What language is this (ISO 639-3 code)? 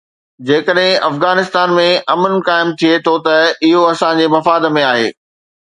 snd